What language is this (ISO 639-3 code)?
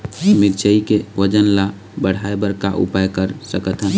hne